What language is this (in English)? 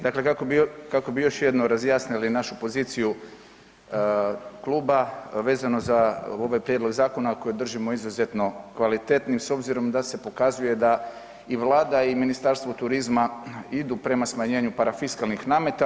Croatian